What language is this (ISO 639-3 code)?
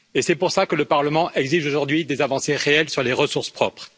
fra